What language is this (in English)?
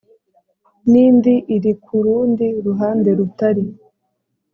Kinyarwanda